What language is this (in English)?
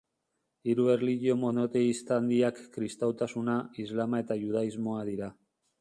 Basque